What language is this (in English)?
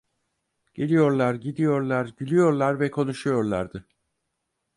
Turkish